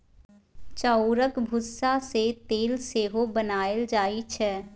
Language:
Maithili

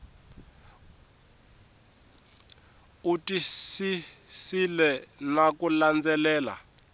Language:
Tsonga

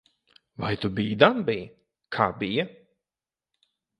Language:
Latvian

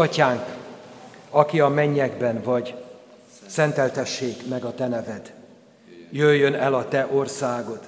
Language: Hungarian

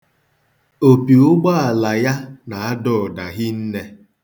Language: Igbo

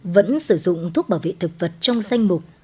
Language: Vietnamese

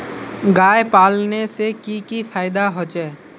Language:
Magahi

